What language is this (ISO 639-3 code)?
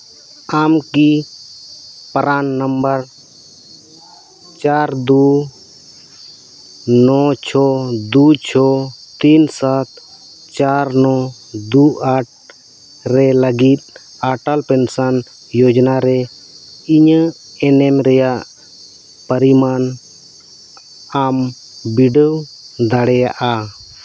sat